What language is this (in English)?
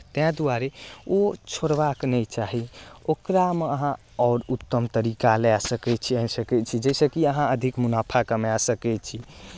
Maithili